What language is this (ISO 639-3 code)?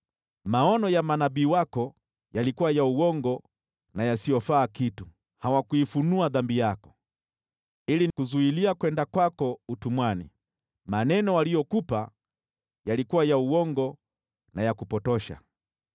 swa